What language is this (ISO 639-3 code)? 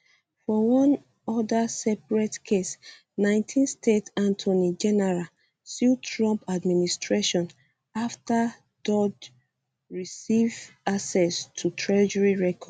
pcm